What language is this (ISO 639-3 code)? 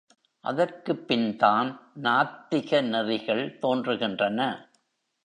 tam